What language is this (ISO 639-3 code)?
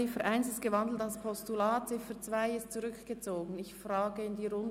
gsw